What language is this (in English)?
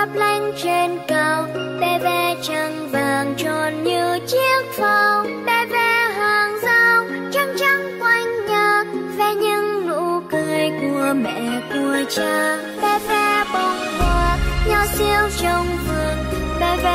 Vietnamese